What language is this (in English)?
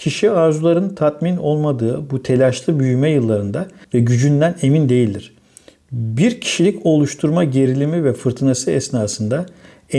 Turkish